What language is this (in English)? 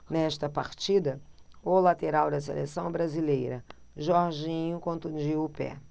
Portuguese